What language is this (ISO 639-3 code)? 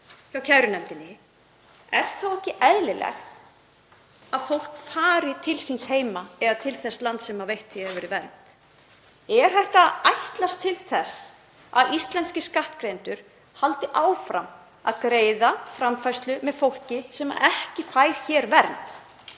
isl